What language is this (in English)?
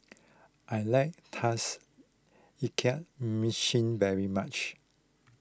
English